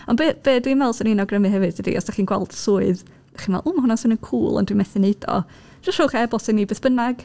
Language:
Welsh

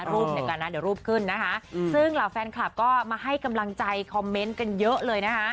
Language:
Thai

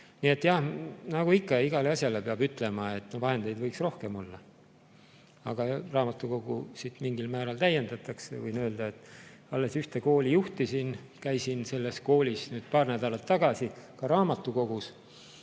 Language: Estonian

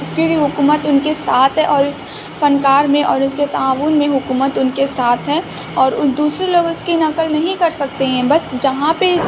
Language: Urdu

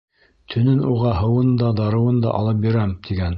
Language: Bashkir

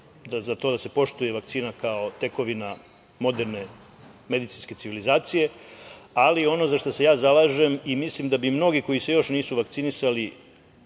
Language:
Serbian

